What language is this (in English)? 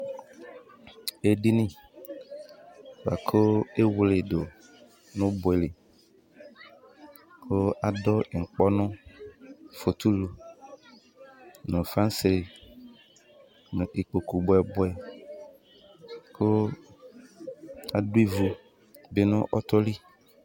Ikposo